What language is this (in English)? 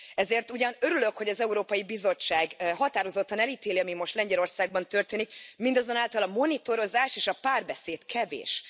Hungarian